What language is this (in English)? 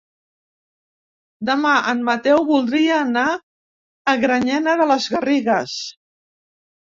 Catalan